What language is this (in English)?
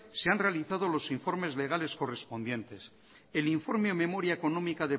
Spanish